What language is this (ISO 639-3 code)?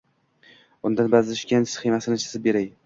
uzb